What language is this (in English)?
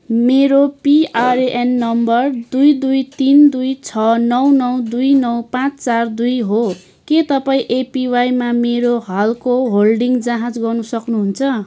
Nepali